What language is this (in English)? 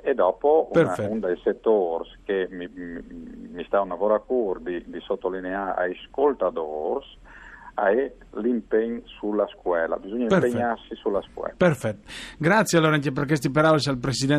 Italian